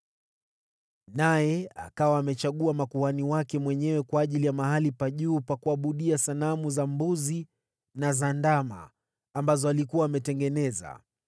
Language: Swahili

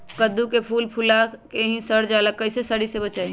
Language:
Magahi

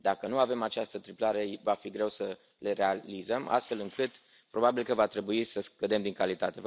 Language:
Romanian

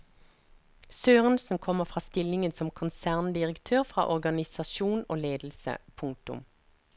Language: Norwegian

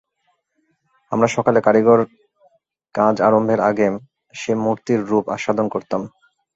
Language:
Bangla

